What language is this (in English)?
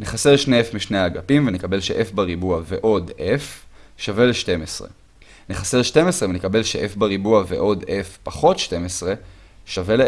Hebrew